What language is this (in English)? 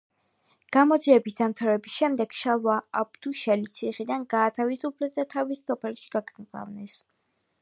Georgian